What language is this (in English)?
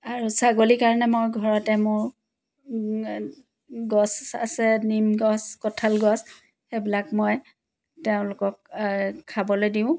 Assamese